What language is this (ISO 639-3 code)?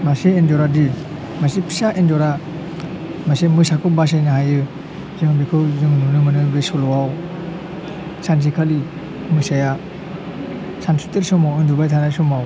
brx